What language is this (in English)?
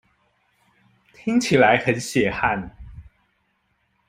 Chinese